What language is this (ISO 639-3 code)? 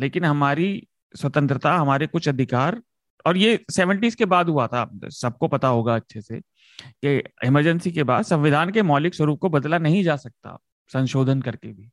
hin